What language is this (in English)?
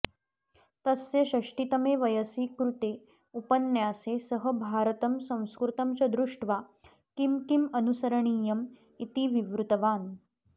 Sanskrit